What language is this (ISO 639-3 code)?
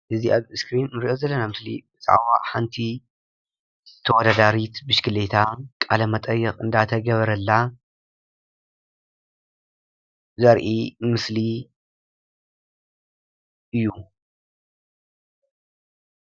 tir